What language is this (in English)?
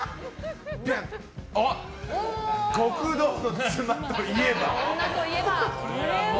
Japanese